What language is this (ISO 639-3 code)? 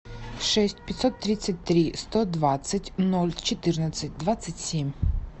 rus